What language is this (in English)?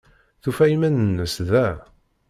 Kabyle